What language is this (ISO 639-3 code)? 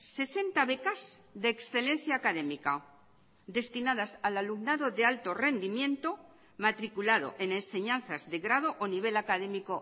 spa